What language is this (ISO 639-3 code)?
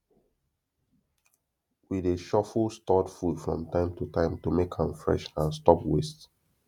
pcm